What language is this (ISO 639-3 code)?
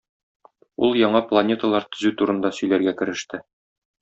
tat